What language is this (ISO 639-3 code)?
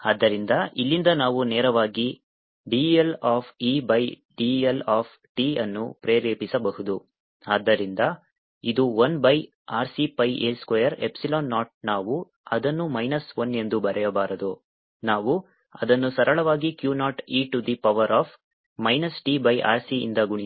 kan